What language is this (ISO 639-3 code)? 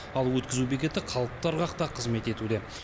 kaz